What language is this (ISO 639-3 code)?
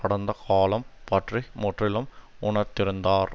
tam